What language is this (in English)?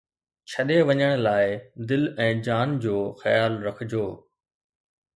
Sindhi